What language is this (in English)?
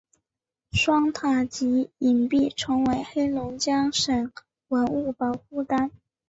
Chinese